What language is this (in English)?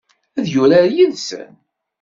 Kabyle